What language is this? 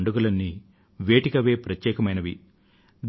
Telugu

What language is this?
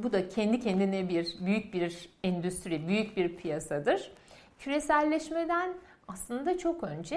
Turkish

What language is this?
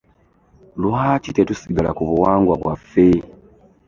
Ganda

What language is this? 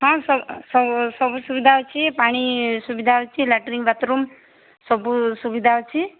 Odia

